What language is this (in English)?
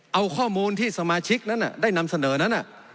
Thai